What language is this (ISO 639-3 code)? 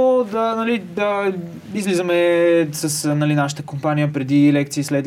bul